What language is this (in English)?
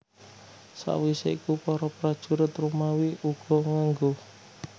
Javanese